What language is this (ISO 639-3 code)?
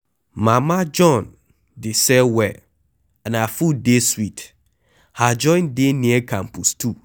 pcm